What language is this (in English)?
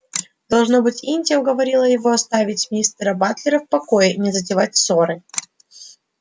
Russian